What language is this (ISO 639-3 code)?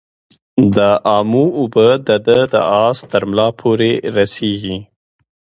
pus